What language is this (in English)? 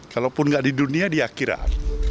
Indonesian